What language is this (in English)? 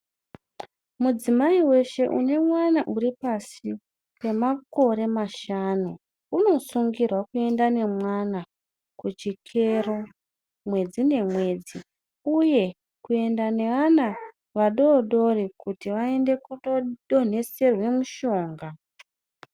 Ndau